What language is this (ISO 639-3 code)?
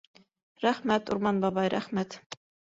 bak